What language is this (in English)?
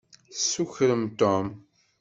Kabyle